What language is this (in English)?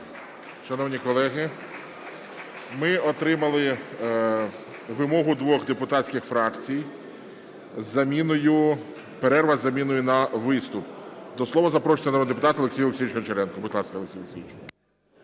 Ukrainian